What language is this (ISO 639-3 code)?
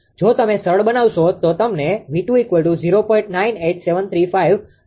guj